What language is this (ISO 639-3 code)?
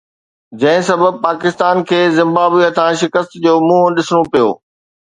snd